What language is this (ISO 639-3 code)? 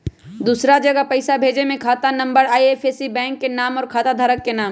mag